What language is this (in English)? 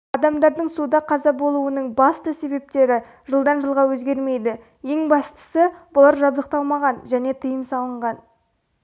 Kazakh